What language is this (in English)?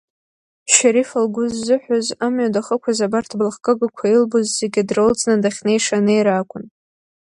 Abkhazian